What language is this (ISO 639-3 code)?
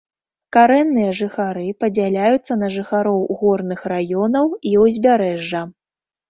bel